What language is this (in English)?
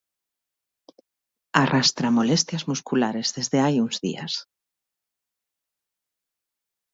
Galician